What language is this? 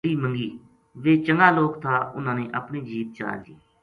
Gujari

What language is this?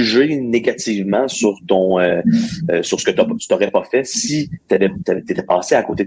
French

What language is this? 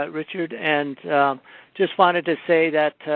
English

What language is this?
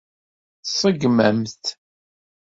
Kabyle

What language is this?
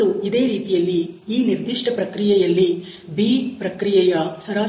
Kannada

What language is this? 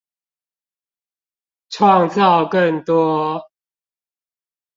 Chinese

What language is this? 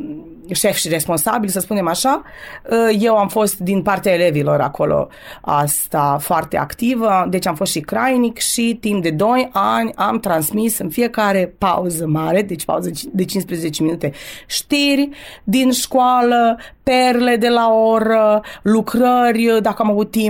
Romanian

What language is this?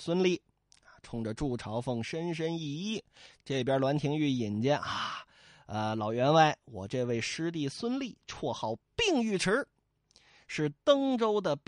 Chinese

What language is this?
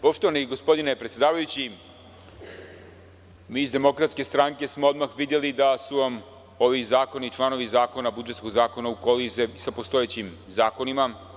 Serbian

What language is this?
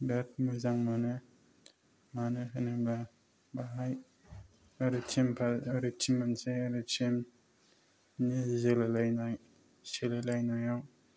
Bodo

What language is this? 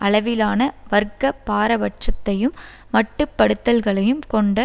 Tamil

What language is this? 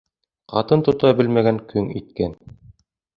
Bashkir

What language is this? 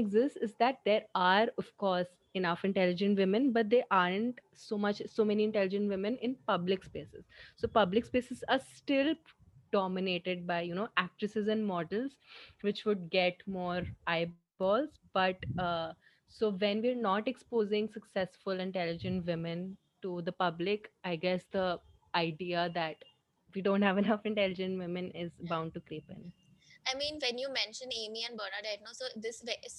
English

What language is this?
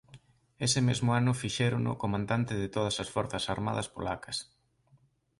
Galician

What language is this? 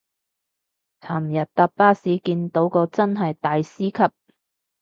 Cantonese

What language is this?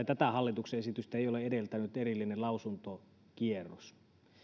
Finnish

